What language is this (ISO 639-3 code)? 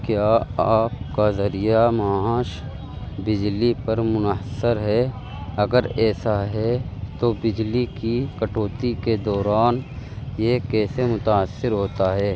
urd